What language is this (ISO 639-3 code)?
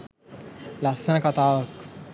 sin